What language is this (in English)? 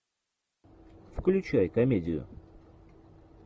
Russian